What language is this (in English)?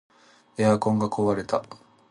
Japanese